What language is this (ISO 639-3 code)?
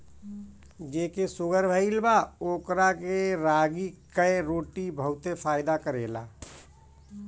bho